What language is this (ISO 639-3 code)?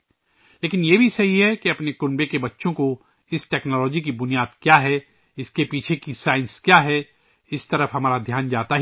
urd